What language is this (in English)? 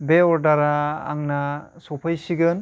Bodo